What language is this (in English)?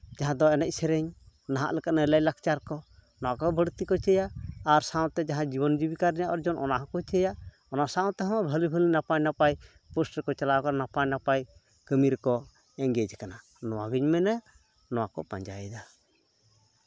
Santali